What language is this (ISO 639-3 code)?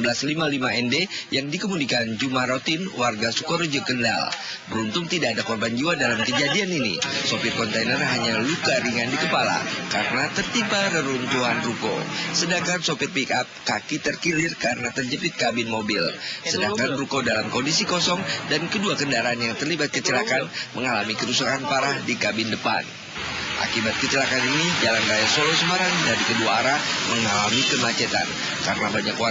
ind